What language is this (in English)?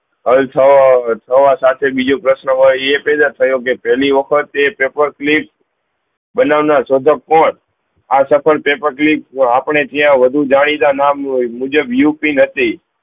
Gujarati